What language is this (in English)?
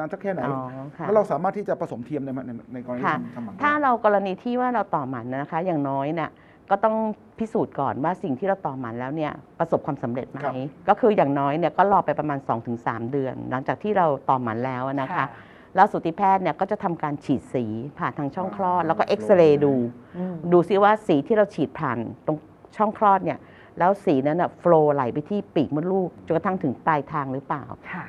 Thai